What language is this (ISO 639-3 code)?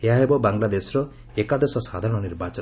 ori